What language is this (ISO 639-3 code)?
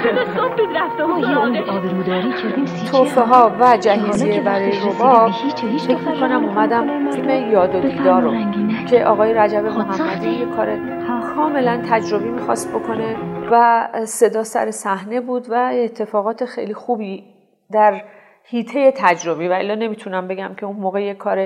fas